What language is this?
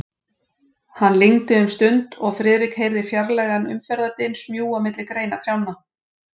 Icelandic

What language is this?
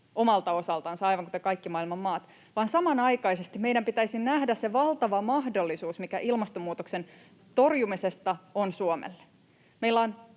Finnish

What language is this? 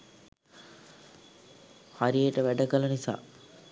Sinhala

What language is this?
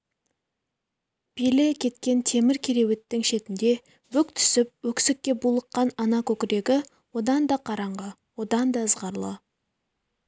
Kazakh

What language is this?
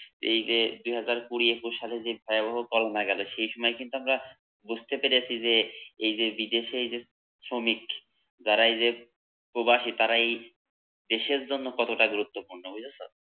Bangla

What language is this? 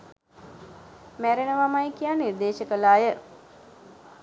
Sinhala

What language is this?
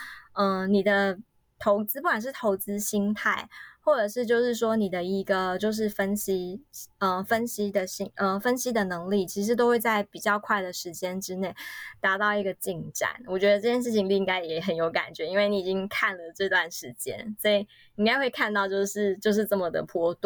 Chinese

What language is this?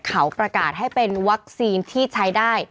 Thai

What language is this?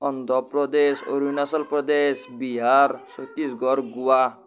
Assamese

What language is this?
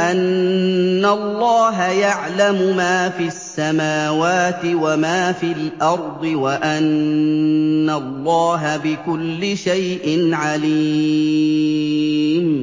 Arabic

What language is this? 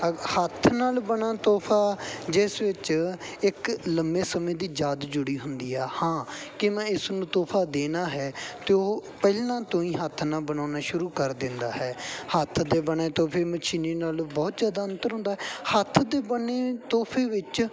Punjabi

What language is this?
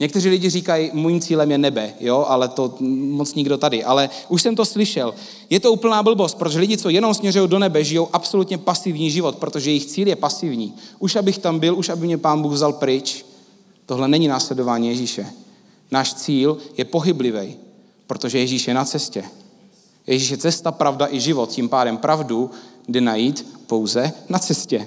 Czech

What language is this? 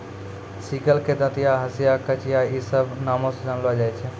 Maithili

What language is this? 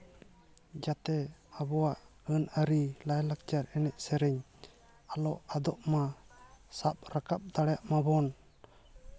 Santali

